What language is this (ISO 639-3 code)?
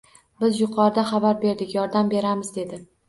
uzb